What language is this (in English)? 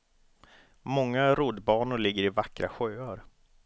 Swedish